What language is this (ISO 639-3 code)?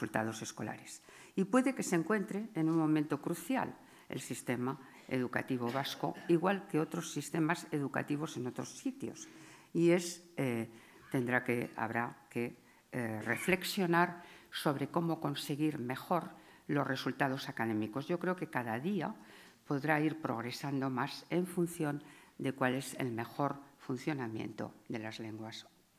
spa